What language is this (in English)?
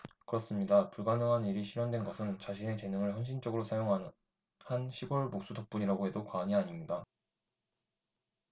Korean